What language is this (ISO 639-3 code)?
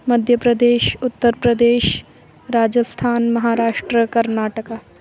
san